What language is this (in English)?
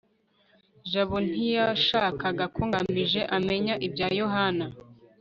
Kinyarwanda